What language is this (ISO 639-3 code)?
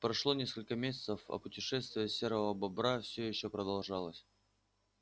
rus